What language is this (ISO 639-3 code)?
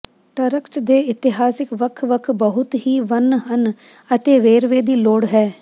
pan